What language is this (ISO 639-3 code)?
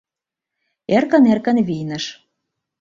chm